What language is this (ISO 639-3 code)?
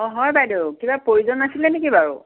asm